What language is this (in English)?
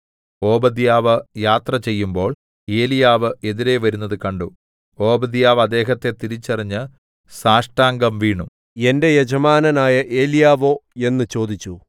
Malayalam